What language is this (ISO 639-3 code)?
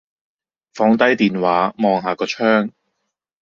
yue